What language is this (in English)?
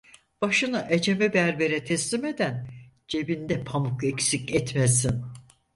Turkish